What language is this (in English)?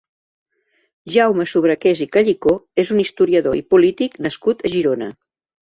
Catalan